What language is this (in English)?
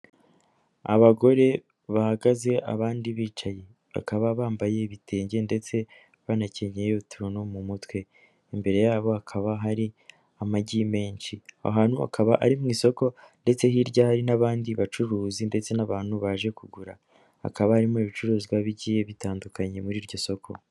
Kinyarwanda